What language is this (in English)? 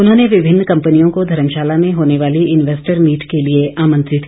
Hindi